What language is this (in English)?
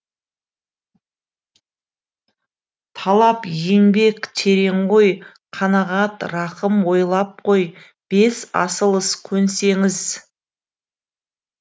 Kazakh